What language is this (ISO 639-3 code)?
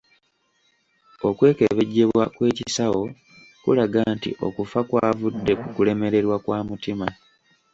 lug